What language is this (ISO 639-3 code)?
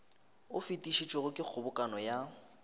nso